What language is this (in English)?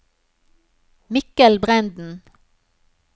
Norwegian